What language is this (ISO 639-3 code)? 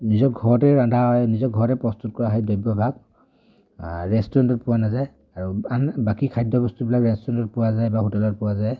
asm